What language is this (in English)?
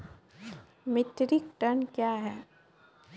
Maithili